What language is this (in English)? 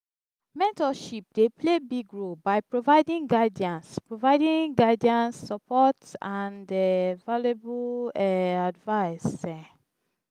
Nigerian Pidgin